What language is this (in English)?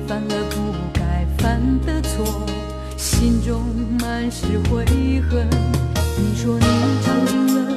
Chinese